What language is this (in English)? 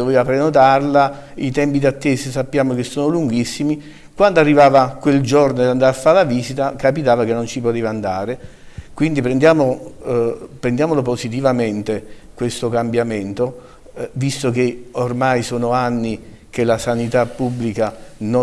Italian